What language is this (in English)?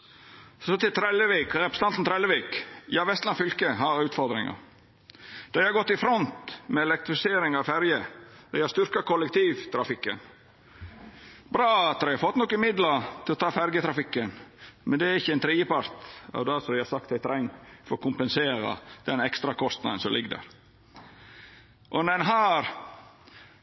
Norwegian Nynorsk